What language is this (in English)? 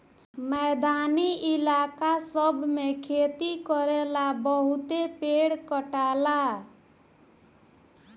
Bhojpuri